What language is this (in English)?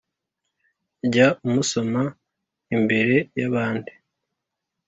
Kinyarwanda